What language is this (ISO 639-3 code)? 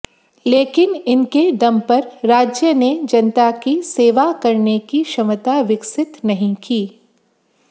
hin